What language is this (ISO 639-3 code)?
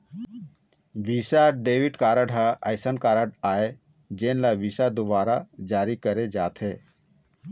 hne